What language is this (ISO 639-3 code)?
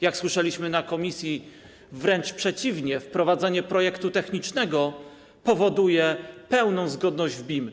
pol